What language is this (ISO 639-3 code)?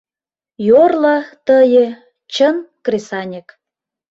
chm